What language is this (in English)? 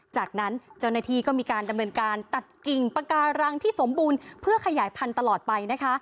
Thai